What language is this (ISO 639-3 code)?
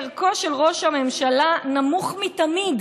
heb